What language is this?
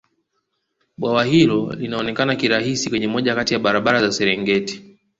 Swahili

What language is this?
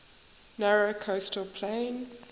English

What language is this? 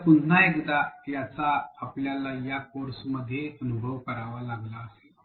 Marathi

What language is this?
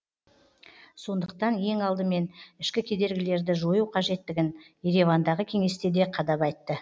Kazakh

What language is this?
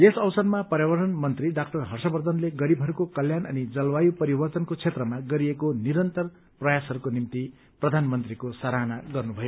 Nepali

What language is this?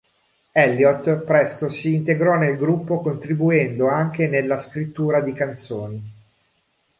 Italian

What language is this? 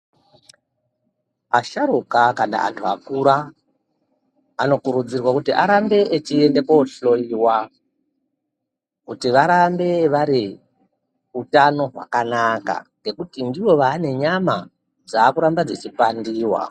Ndau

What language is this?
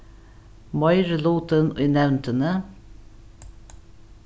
Faroese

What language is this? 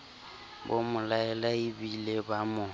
Southern Sotho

